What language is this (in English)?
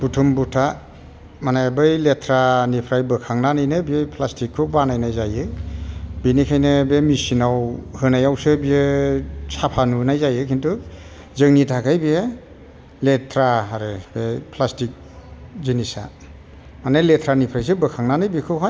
Bodo